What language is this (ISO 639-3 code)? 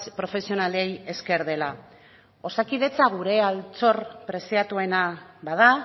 eus